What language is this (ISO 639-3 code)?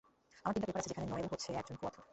ben